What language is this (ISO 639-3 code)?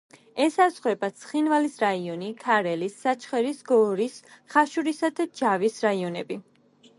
kat